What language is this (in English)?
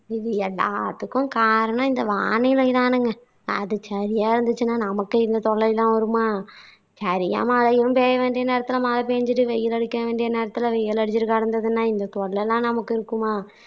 Tamil